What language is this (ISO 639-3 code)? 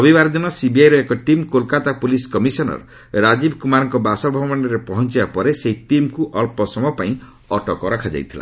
ori